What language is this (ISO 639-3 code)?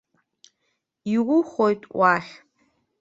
abk